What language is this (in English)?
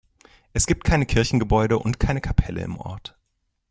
German